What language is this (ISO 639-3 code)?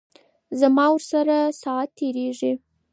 pus